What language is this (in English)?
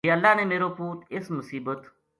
Gujari